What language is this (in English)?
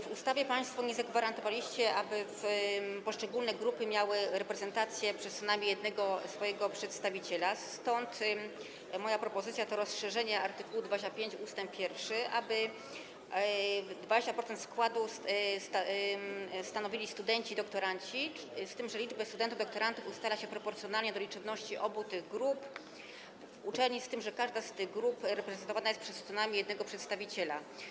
Polish